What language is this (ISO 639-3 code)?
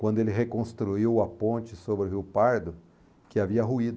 por